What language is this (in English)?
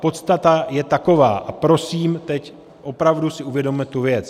Czech